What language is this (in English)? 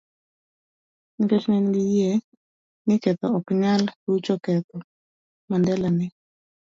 Luo (Kenya and Tanzania)